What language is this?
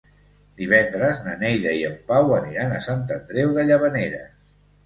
Catalan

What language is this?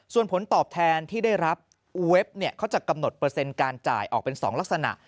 Thai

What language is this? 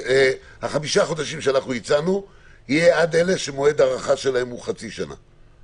Hebrew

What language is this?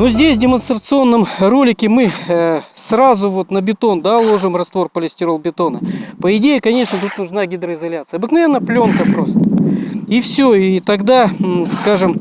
Russian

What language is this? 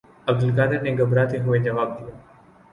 Urdu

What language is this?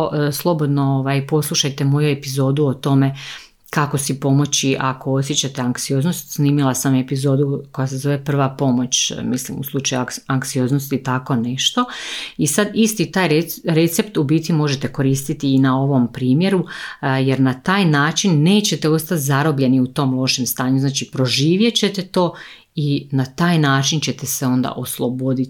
Croatian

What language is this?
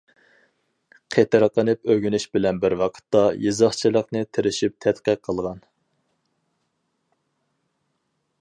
Uyghur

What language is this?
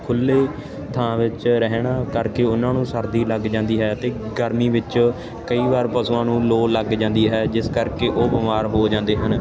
Punjabi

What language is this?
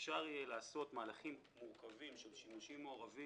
Hebrew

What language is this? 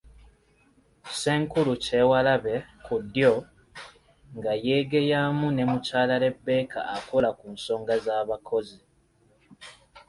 Ganda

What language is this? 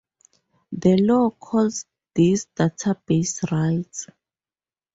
English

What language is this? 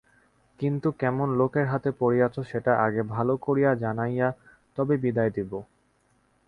Bangla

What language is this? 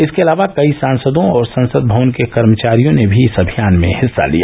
Hindi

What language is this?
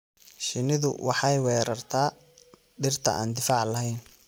Somali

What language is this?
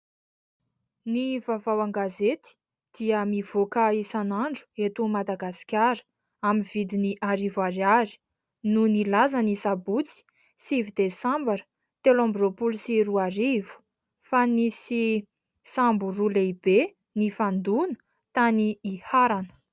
Malagasy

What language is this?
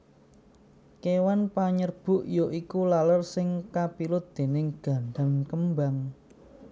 Javanese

